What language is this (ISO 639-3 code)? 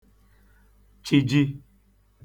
ibo